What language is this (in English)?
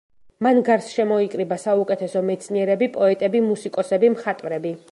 Georgian